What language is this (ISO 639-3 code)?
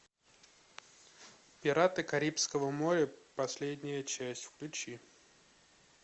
rus